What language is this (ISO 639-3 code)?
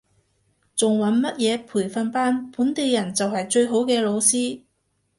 yue